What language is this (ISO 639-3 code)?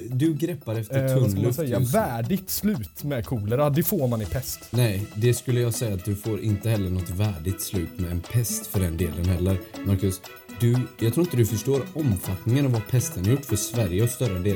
swe